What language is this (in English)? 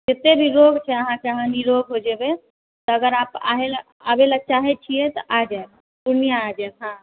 Maithili